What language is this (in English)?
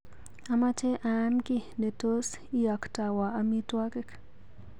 Kalenjin